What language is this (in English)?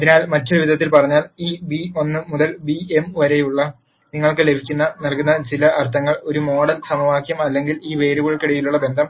Malayalam